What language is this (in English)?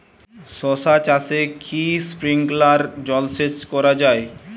Bangla